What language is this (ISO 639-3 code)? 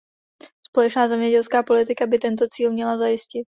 ces